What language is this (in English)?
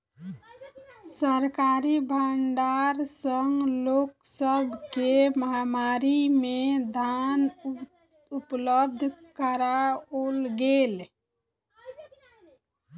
Maithili